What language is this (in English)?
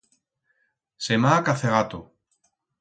Aragonese